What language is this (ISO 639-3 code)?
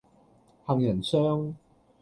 yue